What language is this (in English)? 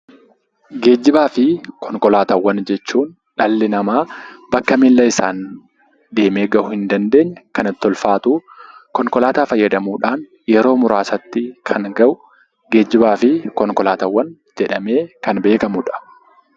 Oromo